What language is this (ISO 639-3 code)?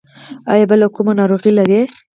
pus